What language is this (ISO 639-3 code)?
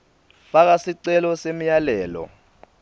ssw